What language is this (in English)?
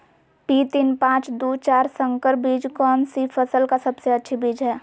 Magahi